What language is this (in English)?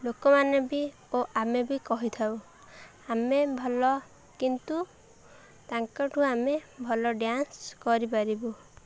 Odia